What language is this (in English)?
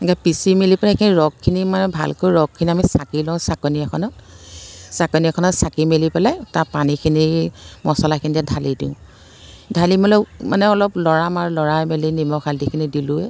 Assamese